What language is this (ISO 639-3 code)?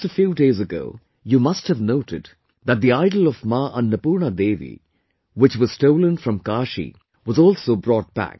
eng